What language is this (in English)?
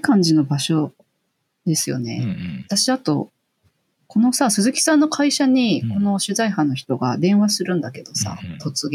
Japanese